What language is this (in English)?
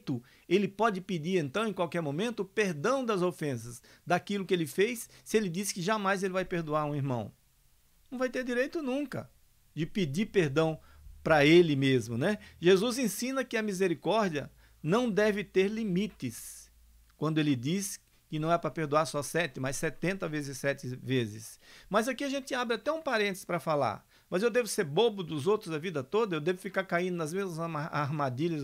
Portuguese